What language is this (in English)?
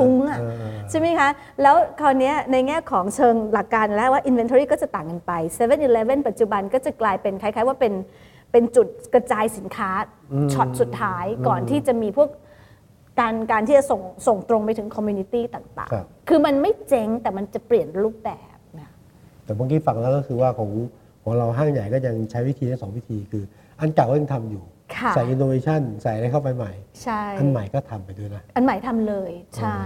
Thai